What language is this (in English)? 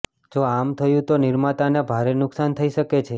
Gujarati